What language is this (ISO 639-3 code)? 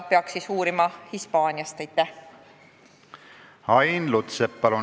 est